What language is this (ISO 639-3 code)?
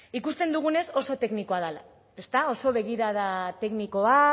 eus